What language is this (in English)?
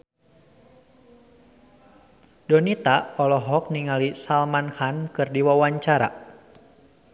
Sundanese